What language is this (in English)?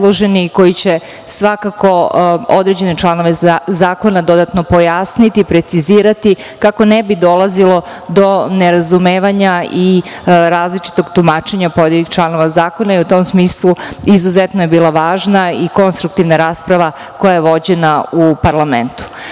Serbian